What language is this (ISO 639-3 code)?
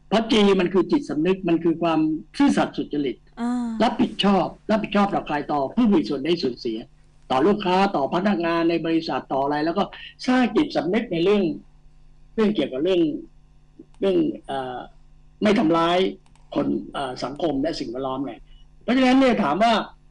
tha